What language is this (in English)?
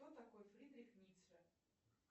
Russian